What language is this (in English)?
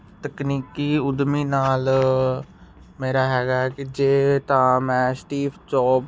Punjabi